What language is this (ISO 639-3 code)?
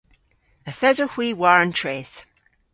cor